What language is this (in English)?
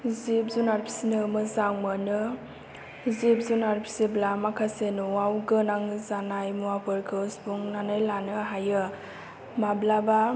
Bodo